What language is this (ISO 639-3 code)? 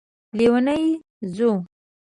pus